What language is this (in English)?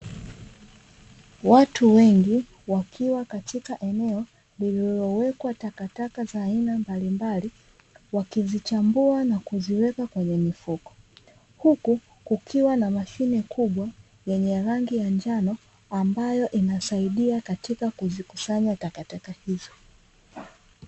Swahili